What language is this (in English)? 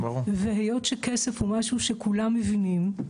Hebrew